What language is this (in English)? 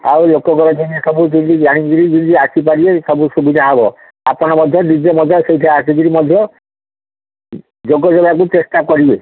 Odia